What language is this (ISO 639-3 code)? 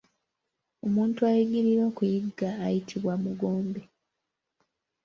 lug